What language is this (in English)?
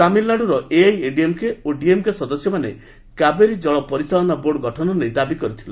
Odia